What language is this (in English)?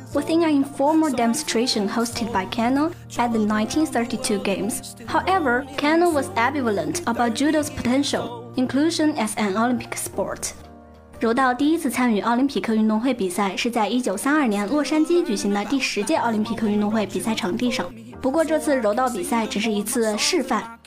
Chinese